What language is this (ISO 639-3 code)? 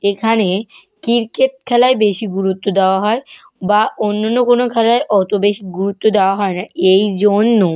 ben